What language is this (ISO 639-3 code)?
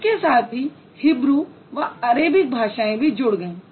hin